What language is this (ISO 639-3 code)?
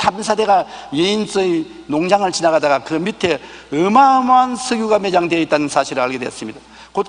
kor